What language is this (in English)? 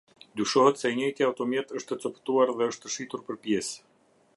Albanian